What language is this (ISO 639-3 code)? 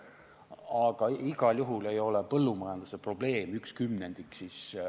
est